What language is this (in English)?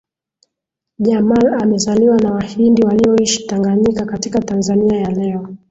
Swahili